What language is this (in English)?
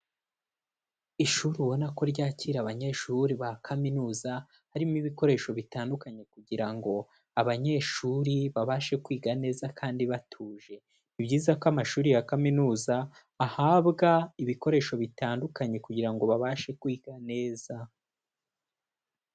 Kinyarwanda